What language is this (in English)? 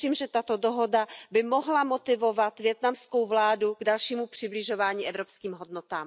Czech